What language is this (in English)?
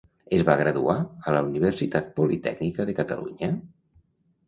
Catalan